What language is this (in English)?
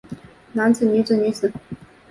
Chinese